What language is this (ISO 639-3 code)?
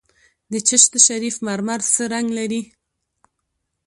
pus